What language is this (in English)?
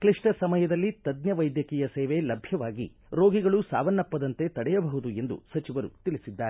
Kannada